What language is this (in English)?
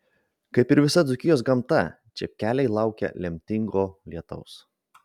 Lithuanian